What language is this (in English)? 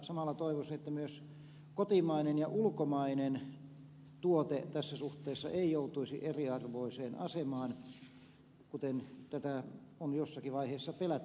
Finnish